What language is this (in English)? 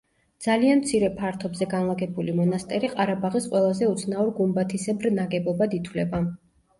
Georgian